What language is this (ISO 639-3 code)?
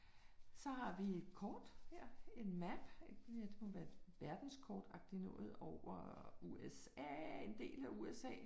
dan